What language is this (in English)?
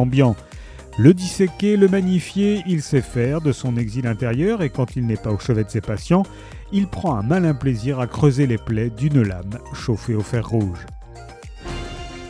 French